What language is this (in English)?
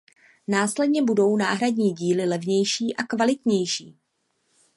Czech